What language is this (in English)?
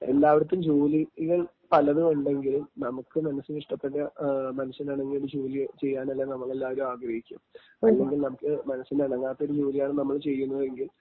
Malayalam